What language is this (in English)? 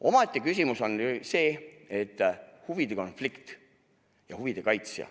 Estonian